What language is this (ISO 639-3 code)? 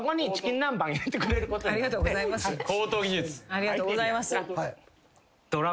jpn